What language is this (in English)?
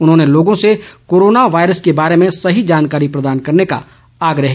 Hindi